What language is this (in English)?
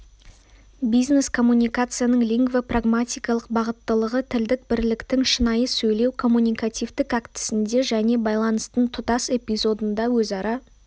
Kazakh